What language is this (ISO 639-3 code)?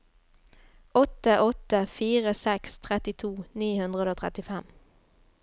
nor